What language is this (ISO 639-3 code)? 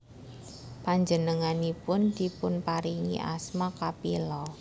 jav